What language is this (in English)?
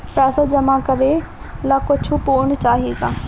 Bhojpuri